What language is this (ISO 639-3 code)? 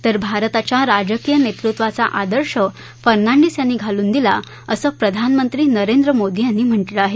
mar